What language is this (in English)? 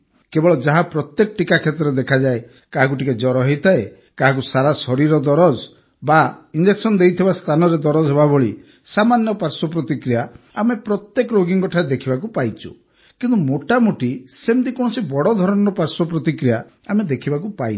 Odia